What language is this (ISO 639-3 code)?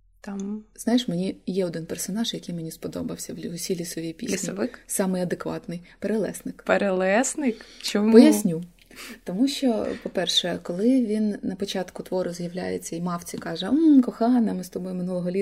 ukr